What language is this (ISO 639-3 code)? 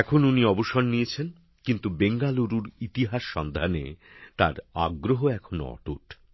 ben